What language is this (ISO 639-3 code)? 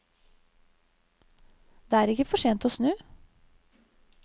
nor